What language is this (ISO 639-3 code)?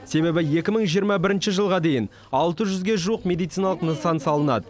kaz